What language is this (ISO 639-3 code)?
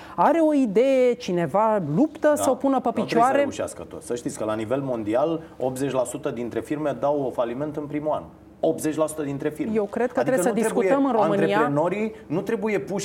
ron